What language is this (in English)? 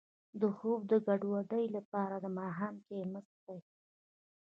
Pashto